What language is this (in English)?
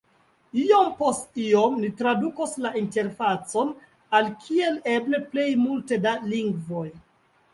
Esperanto